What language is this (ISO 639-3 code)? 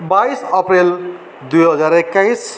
nep